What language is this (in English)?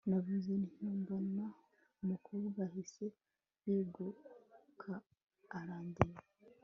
Kinyarwanda